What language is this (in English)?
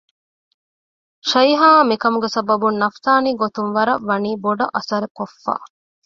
Divehi